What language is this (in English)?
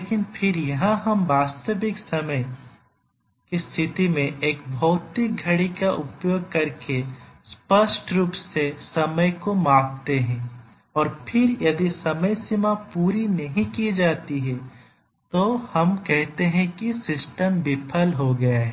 Hindi